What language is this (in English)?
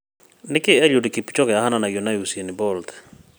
Kikuyu